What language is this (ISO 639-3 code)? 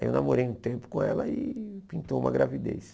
por